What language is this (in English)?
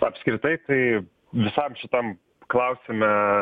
Lithuanian